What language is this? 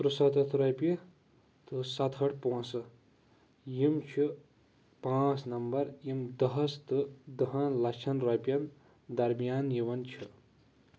Kashmiri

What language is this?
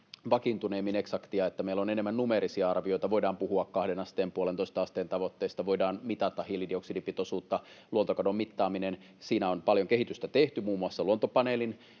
Finnish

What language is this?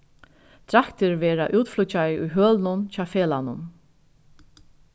Faroese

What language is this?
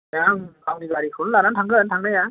Bodo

